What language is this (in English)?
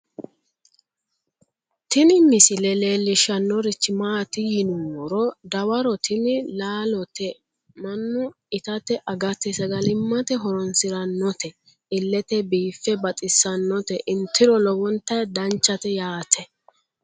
Sidamo